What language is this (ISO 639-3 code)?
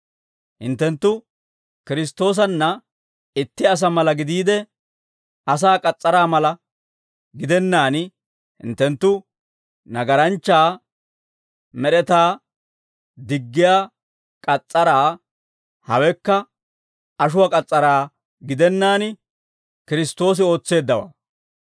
dwr